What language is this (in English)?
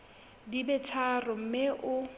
Southern Sotho